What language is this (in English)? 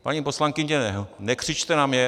Czech